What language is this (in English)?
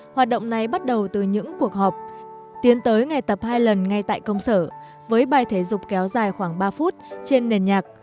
Vietnamese